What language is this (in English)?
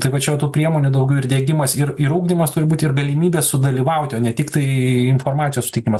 Lithuanian